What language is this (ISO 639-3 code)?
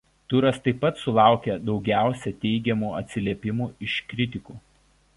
lit